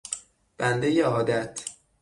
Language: Persian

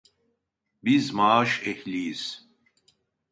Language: Turkish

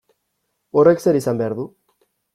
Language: Basque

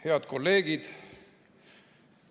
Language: Estonian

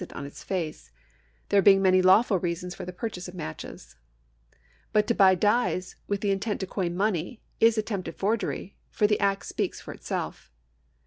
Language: English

